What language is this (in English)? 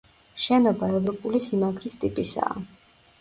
Georgian